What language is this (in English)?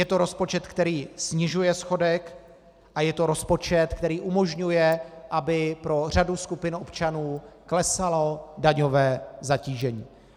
Czech